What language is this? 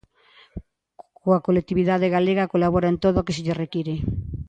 Galician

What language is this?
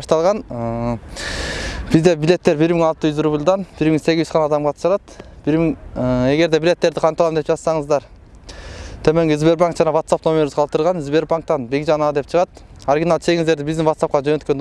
Turkish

